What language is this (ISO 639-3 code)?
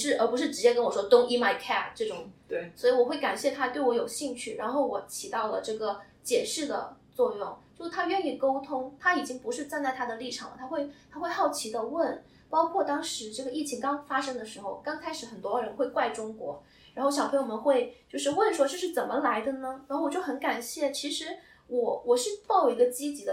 zho